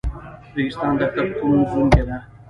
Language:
Pashto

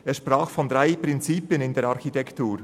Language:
Swiss German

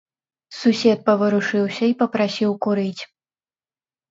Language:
Belarusian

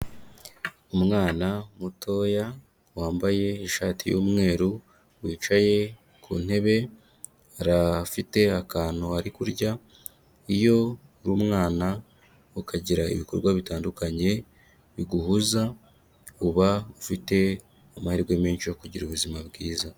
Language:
Kinyarwanda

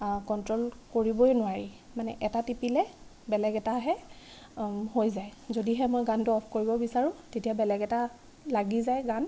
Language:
Assamese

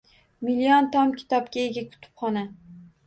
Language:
Uzbek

